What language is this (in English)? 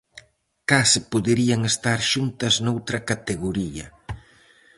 Galician